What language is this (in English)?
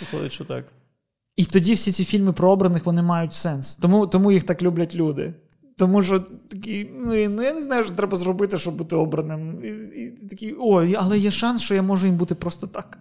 Ukrainian